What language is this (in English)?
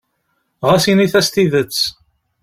Kabyle